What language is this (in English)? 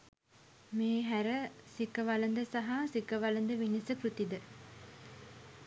Sinhala